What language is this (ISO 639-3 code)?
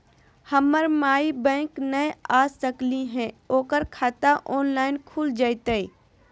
mag